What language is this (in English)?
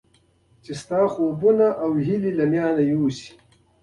Pashto